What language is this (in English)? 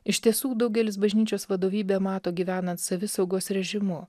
Lithuanian